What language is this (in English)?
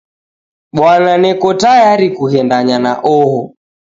Taita